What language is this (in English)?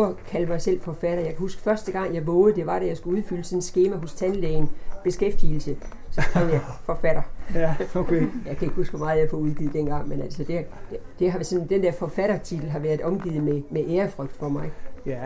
Danish